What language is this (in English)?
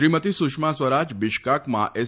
Gujarati